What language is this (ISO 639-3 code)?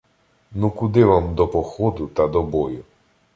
ukr